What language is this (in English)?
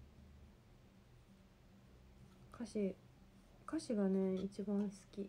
Japanese